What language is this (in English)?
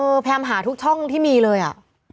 Thai